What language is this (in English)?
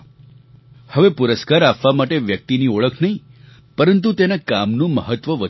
Gujarati